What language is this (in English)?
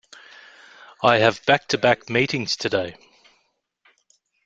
English